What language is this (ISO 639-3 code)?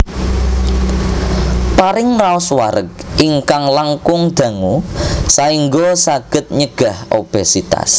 jav